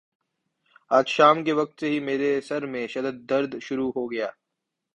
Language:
Urdu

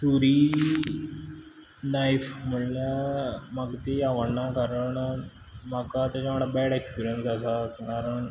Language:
Konkani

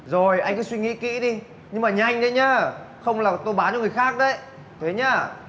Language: Vietnamese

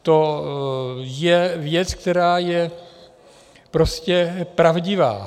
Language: Czech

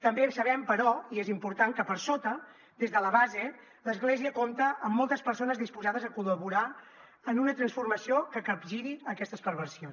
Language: Catalan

